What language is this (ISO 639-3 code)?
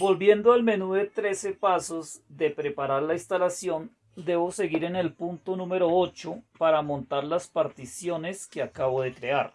spa